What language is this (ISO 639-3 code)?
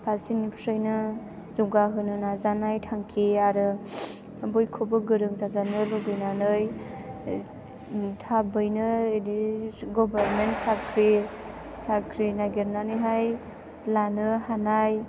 brx